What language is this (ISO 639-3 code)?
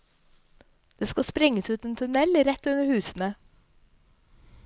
nor